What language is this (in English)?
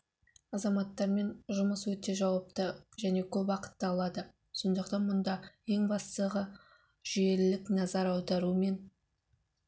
Kazakh